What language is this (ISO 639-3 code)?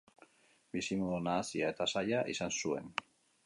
eus